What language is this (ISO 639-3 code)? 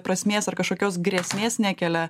lit